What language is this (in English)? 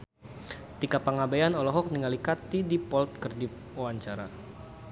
Sundanese